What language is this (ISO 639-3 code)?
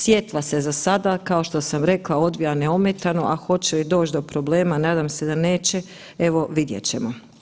hrv